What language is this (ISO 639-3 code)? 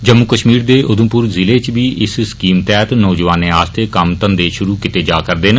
doi